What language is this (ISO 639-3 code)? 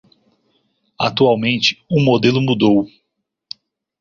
por